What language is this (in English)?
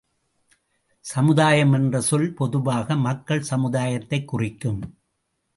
Tamil